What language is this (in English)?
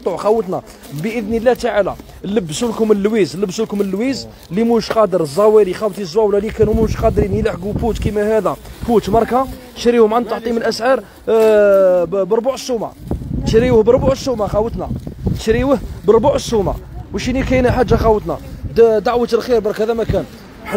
Arabic